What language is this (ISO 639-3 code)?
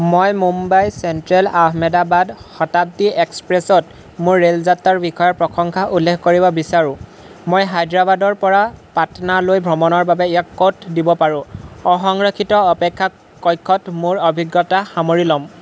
asm